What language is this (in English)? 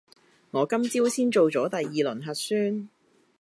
Cantonese